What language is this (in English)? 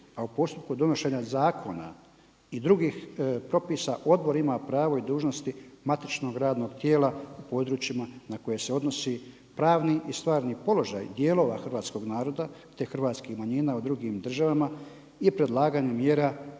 Croatian